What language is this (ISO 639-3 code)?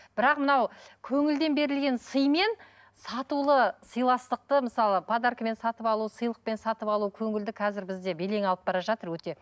kaz